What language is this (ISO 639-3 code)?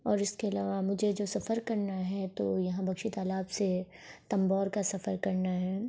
urd